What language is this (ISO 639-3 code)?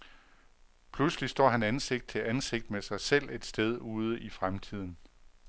dan